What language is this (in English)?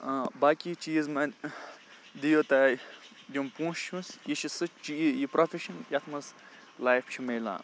Kashmiri